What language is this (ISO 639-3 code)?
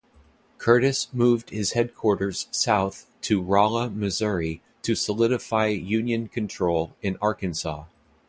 eng